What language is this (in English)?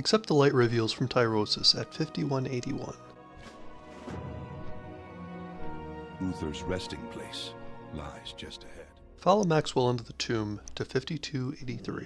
English